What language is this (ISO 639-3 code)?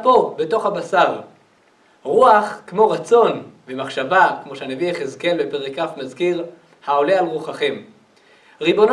heb